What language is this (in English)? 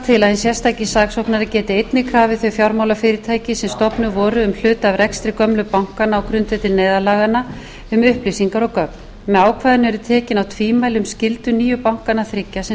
Icelandic